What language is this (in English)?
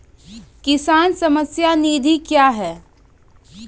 Maithili